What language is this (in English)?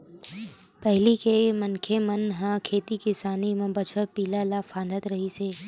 Chhattisgarhi